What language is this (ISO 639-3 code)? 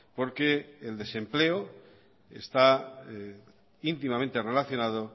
spa